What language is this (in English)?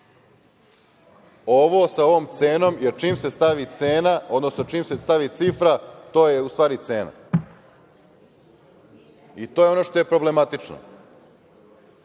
Serbian